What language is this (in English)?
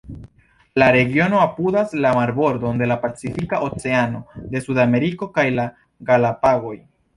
Esperanto